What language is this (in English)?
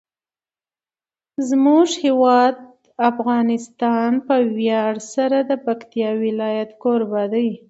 Pashto